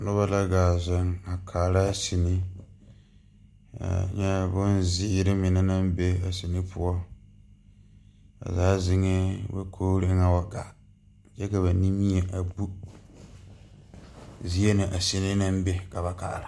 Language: Southern Dagaare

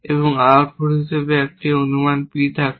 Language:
Bangla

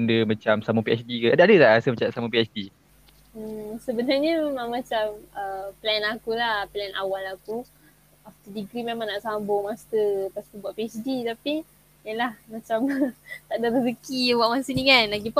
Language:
Malay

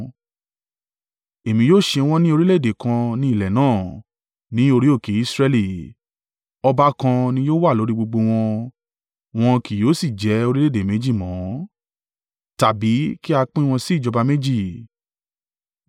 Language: Yoruba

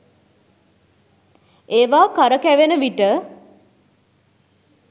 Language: Sinhala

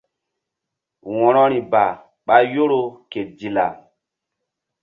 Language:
Mbum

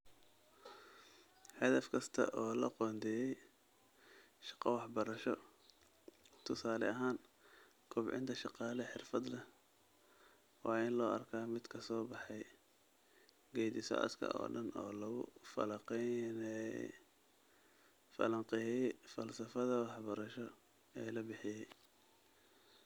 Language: Somali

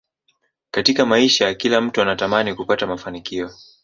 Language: Swahili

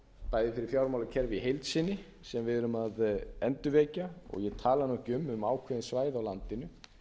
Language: Icelandic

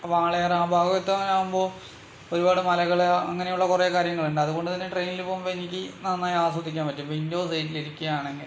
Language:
Malayalam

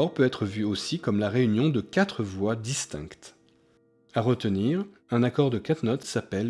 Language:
French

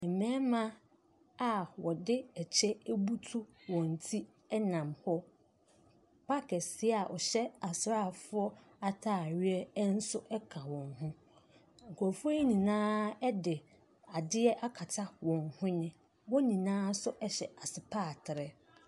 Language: Akan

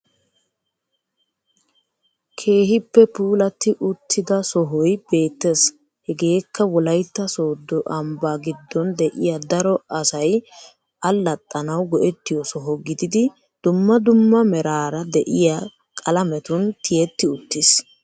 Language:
Wolaytta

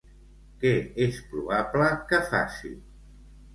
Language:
Catalan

